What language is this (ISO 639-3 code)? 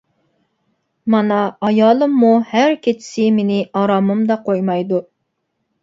uig